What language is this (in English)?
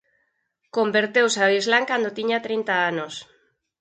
Galician